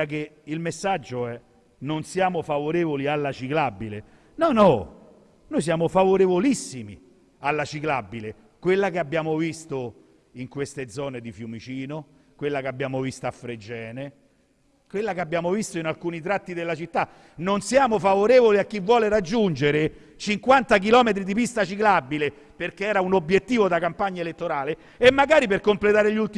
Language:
Italian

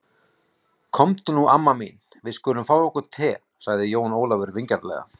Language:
Icelandic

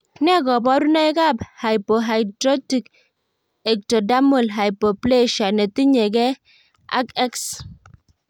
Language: Kalenjin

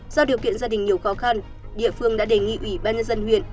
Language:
Vietnamese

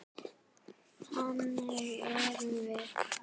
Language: Icelandic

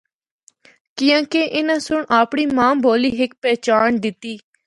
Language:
Northern Hindko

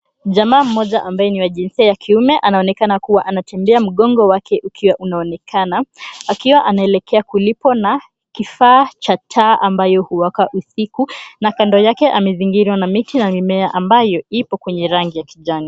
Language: Swahili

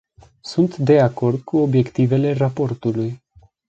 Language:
Romanian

